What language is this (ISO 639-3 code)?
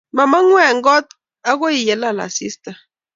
kln